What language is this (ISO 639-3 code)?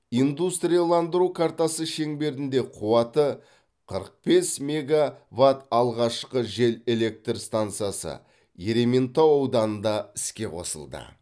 kaz